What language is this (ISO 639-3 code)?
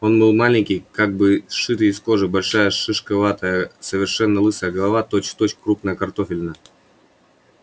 rus